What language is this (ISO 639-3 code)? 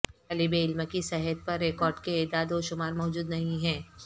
urd